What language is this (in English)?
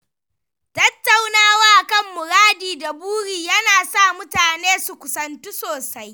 Hausa